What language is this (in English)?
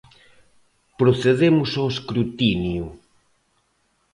Galician